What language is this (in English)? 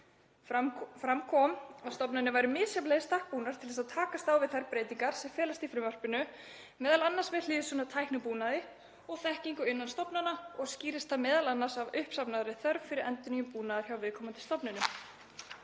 Icelandic